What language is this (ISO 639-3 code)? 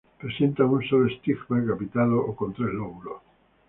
spa